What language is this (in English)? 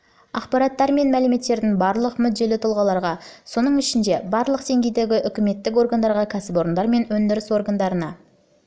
Kazakh